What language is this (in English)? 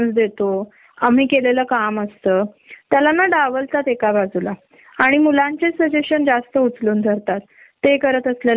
Marathi